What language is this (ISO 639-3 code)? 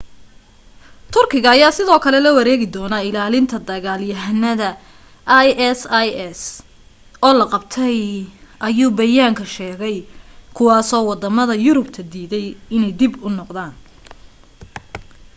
som